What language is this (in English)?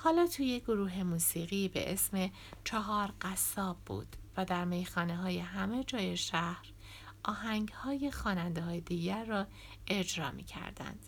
Persian